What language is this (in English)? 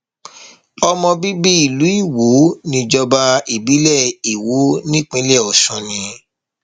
Yoruba